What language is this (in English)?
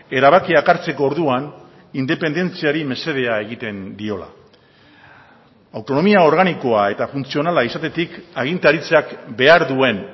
Basque